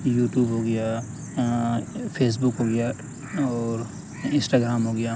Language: Urdu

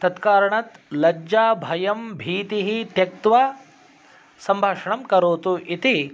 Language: Sanskrit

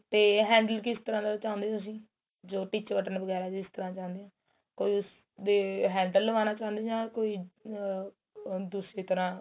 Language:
Punjabi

